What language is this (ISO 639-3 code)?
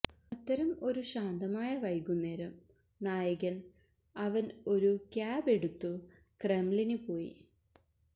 mal